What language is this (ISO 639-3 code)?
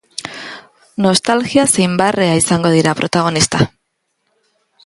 eus